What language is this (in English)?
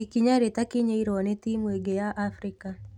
Kikuyu